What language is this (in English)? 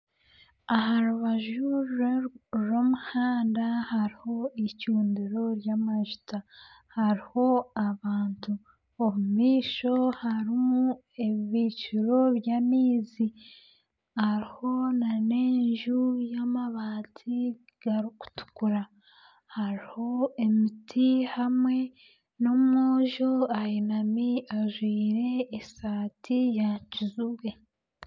Nyankole